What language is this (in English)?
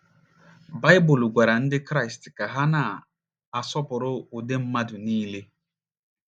Igbo